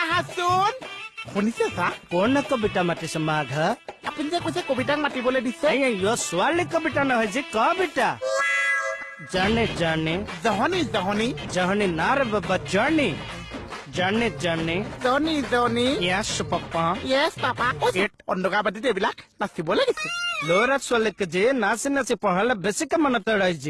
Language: Assamese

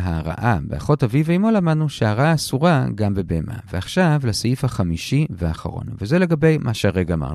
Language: Hebrew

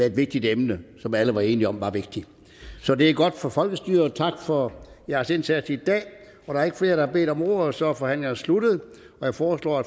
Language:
Danish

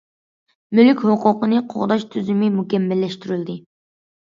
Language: Uyghur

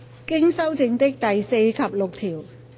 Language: Cantonese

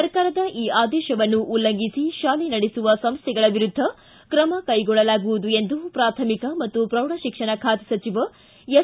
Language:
Kannada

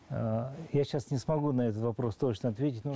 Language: Kazakh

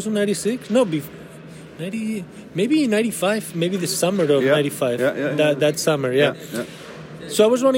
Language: English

